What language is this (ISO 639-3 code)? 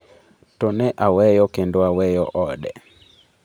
luo